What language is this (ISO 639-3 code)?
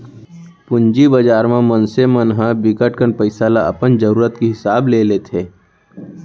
hne